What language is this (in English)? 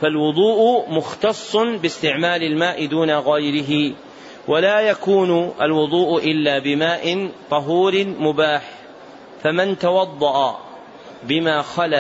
Arabic